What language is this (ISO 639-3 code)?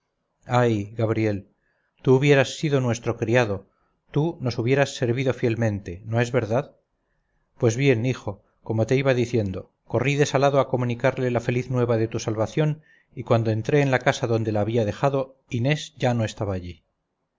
spa